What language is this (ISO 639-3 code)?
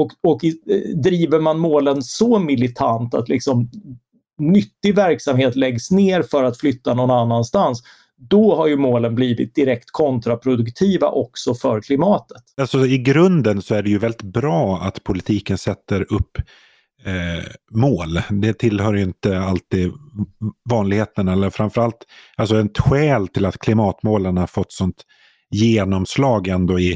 swe